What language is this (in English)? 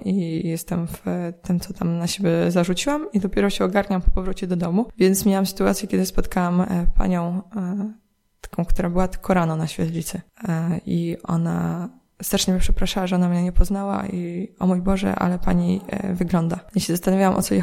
Polish